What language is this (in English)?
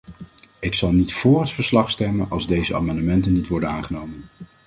Dutch